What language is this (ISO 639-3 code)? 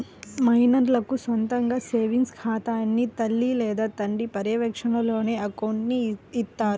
tel